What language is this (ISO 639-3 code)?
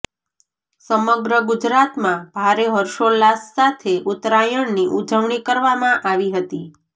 guj